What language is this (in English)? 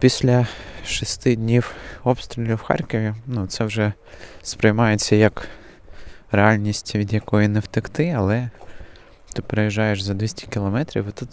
Ukrainian